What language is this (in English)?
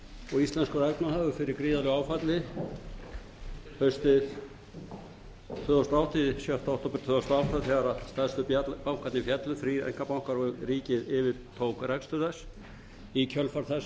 Icelandic